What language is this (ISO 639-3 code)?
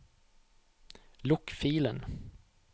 nor